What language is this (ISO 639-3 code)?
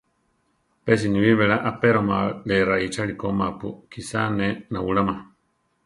tar